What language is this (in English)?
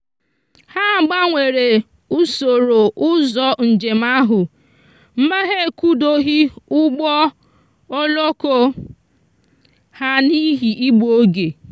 Igbo